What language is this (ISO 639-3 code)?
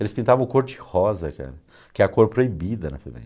por